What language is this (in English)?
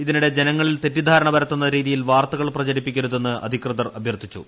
Malayalam